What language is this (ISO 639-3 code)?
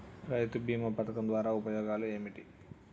tel